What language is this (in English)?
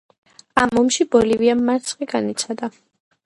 Georgian